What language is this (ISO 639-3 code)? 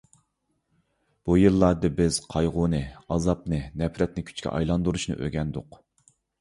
uig